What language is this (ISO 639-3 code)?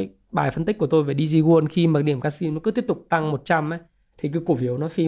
vie